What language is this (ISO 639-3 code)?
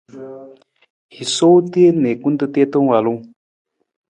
nmz